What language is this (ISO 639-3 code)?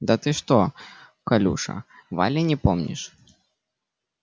rus